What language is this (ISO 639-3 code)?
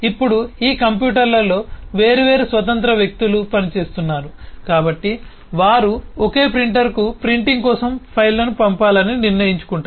tel